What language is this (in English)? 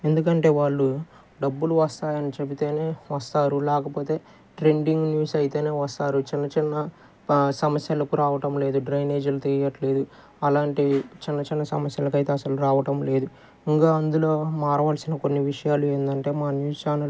Telugu